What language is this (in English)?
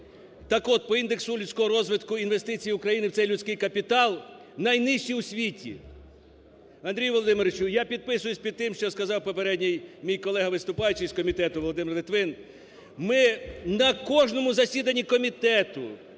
Ukrainian